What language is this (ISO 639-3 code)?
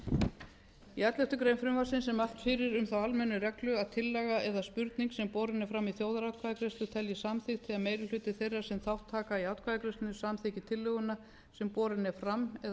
isl